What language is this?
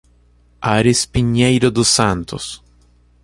Portuguese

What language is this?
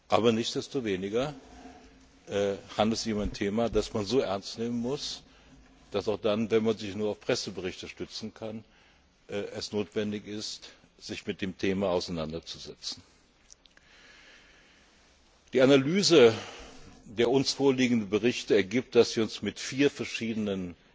German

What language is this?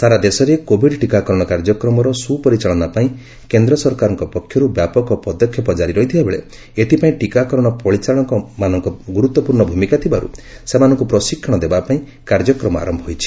Odia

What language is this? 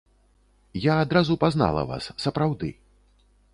Belarusian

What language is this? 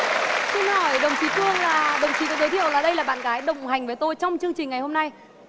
Vietnamese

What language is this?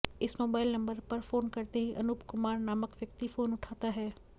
Hindi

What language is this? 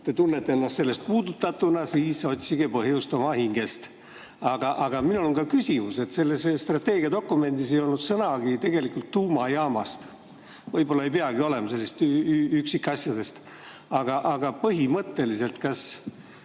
Estonian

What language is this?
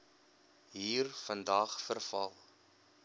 Afrikaans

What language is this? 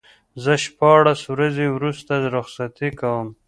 Pashto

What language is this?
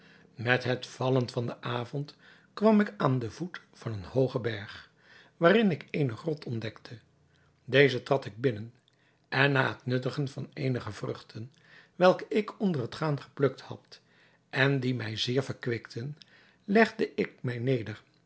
Dutch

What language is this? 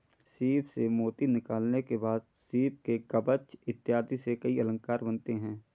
Hindi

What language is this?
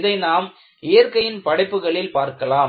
Tamil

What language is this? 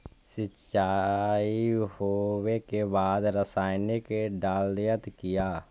Magahi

